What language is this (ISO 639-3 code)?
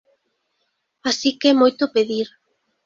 glg